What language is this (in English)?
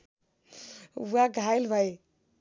Nepali